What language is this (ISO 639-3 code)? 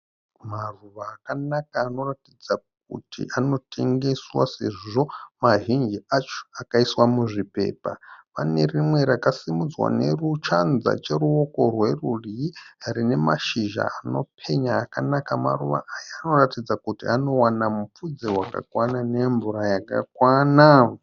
sna